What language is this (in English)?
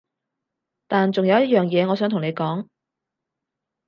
Cantonese